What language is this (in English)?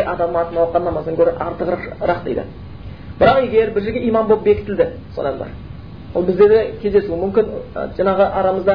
Bulgarian